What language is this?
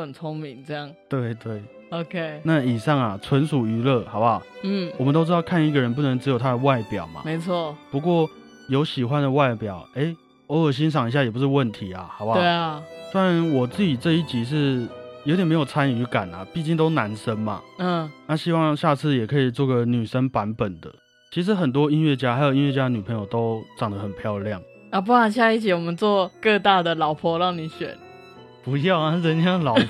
Chinese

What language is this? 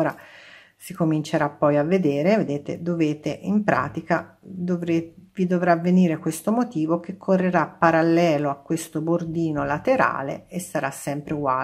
Italian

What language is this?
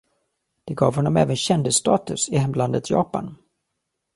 Swedish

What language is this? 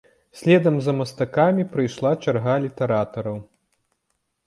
Belarusian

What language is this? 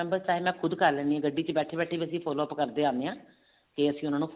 Punjabi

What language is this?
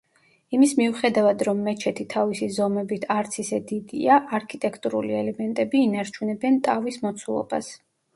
Georgian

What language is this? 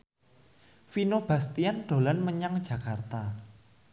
Javanese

